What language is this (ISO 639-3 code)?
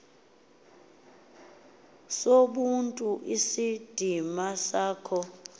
xho